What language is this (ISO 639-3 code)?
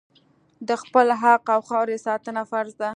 pus